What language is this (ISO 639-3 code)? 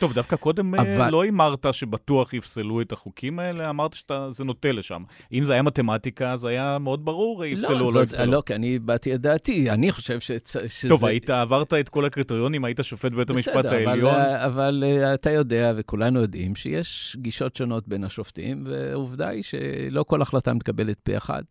heb